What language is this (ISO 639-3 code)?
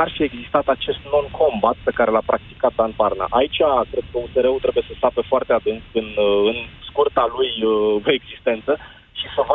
ron